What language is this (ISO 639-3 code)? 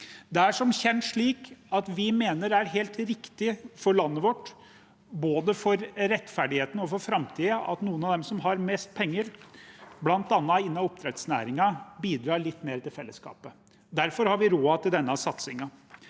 nor